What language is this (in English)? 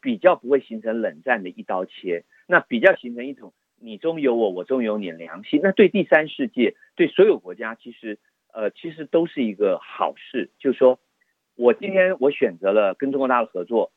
Chinese